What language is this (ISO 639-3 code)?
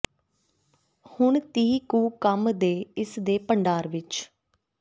pan